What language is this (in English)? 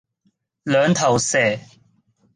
Cantonese